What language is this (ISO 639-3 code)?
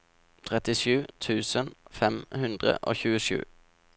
nor